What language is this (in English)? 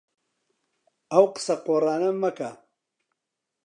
Central Kurdish